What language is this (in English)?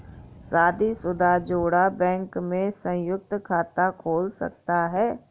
Hindi